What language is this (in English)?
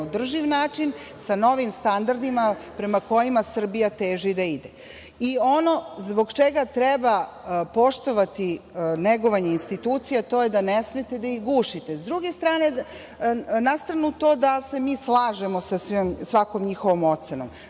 Serbian